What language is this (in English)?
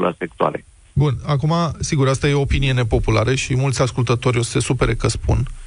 Romanian